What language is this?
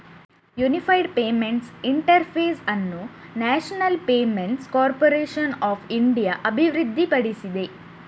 Kannada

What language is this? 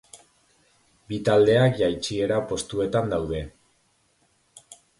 Basque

